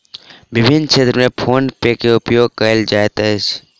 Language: Maithili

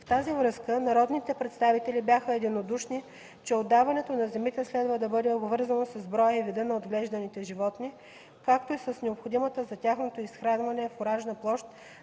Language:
Bulgarian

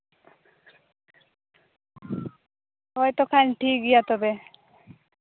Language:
Santali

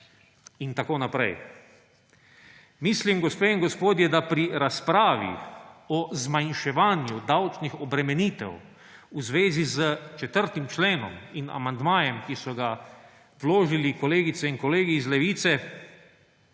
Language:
Slovenian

